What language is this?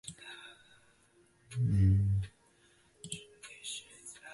Chinese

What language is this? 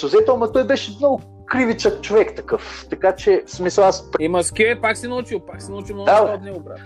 Bulgarian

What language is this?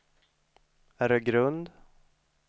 Swedish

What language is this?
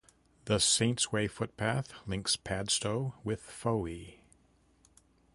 English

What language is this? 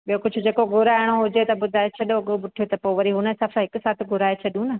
Sindhi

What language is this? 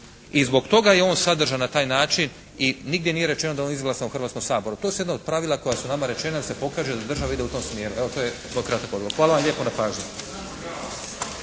Croatian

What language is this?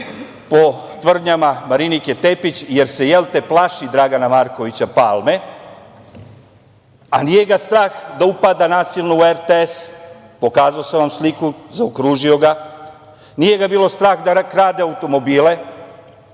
Serbian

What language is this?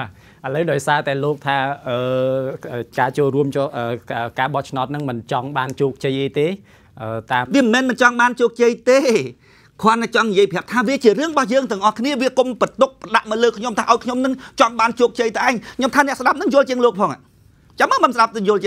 Thai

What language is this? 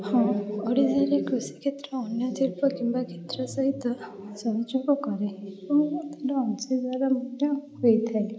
Odia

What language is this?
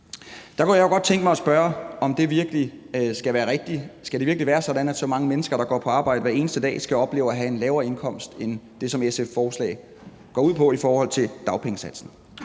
Danish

